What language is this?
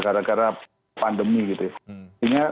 Indonesian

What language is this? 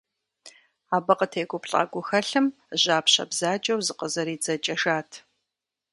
Kabardian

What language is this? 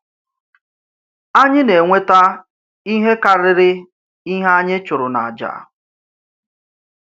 Igbo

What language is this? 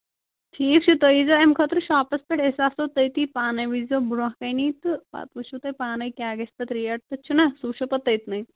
Kashmiri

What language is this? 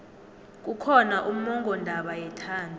South Ndebele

